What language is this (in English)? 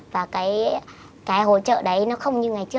Vietnamese